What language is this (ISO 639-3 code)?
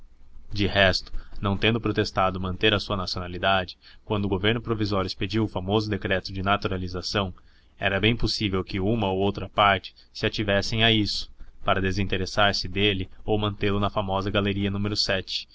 por